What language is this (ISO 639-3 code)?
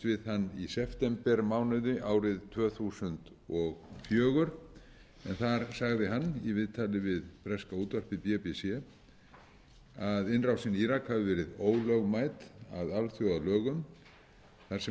isl